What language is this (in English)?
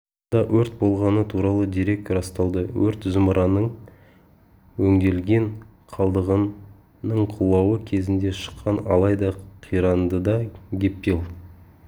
Kazakh